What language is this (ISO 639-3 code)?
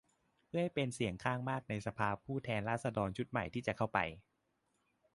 tha